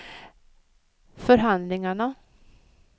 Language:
Swedish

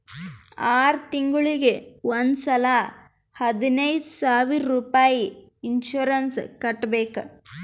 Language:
Kannada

